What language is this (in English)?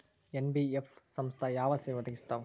Kannada